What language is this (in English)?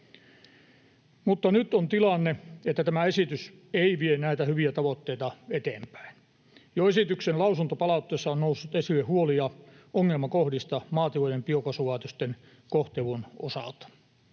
Finnish